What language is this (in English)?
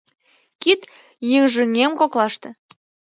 Mari